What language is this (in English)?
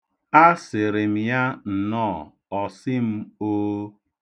Igbo